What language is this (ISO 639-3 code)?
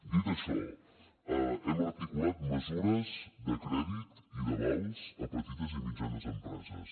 cat